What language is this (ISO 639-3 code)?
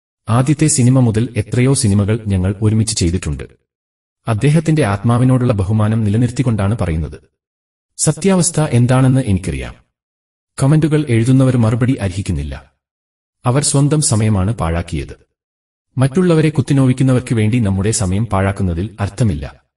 mal